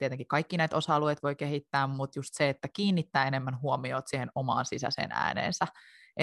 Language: Finnish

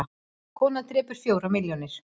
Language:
Icelandic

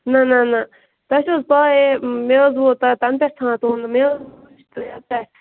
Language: Kashmiri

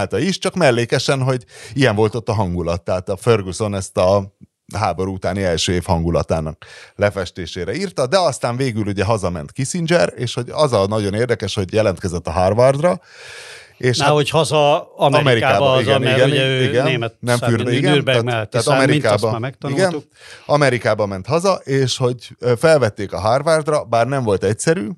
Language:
Hungarian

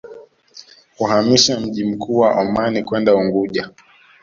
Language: Swahili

